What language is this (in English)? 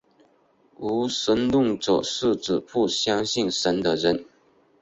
Chinese